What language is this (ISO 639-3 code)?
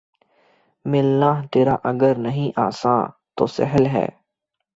urd